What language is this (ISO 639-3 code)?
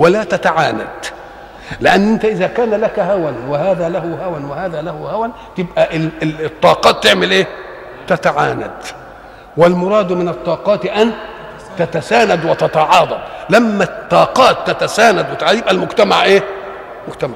ara